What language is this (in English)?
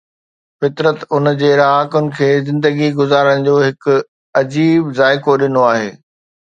Sindhi